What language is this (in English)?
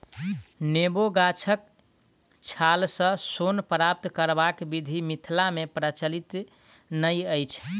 Maithili